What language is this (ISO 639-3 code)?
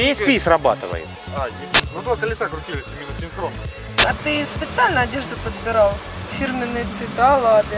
rus